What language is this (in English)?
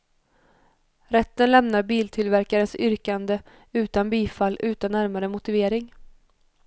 Swedish